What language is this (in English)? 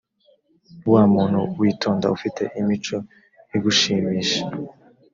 Kinyarwanda